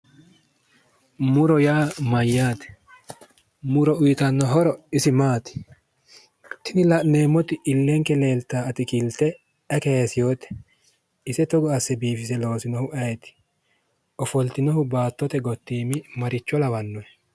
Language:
Sidamo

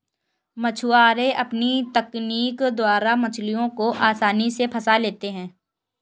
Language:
Hindi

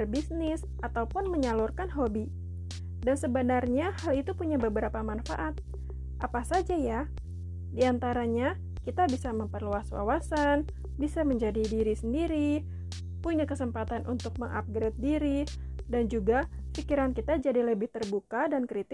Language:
Indonesian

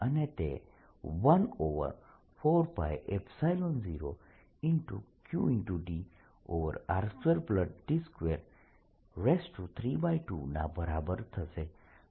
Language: Gujarati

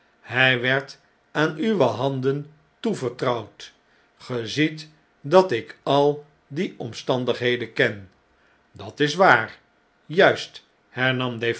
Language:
Dutch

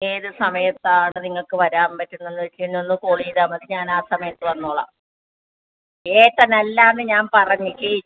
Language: Malayalam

